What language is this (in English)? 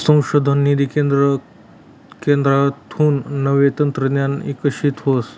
Marathi